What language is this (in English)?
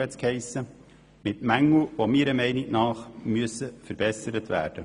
Swiss German